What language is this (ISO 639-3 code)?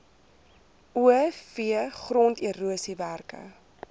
afr